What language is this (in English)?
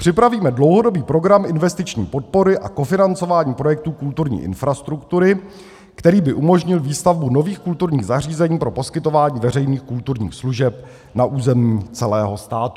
Czech